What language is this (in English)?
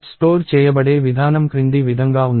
Telugu